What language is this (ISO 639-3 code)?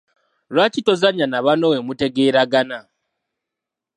lug